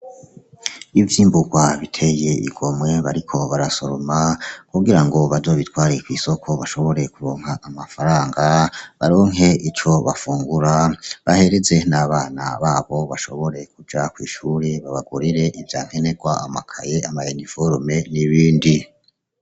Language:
Rundi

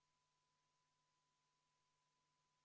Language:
Estonian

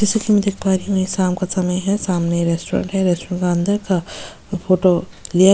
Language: Hindi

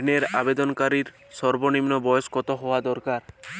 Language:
Bangla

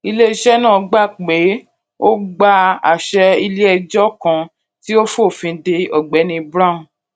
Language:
Yoruba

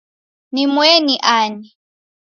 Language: Taita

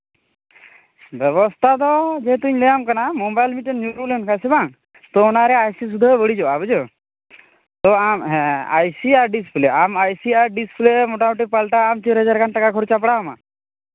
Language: Santali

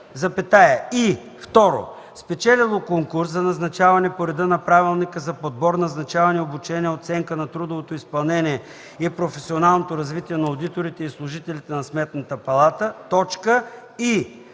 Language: Bulgarian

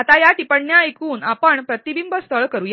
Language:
Marathi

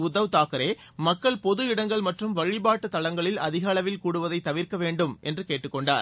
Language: Tamil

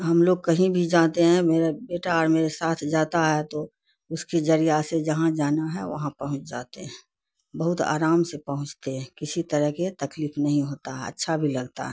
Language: Urdu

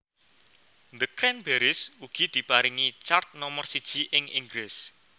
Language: Javanese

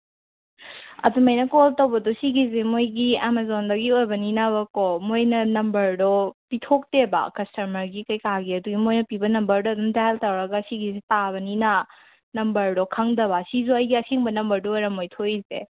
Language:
Manipuri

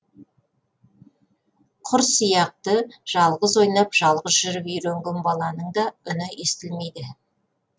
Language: Kazakh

